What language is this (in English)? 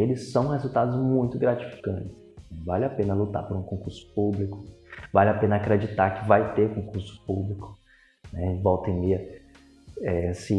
Portuguese